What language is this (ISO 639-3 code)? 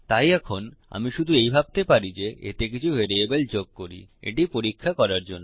ben